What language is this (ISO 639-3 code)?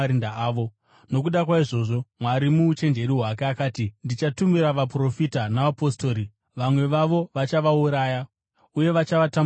sna